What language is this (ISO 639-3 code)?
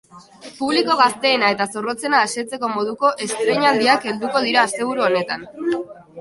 eus